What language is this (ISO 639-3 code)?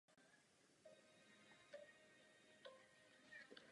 ces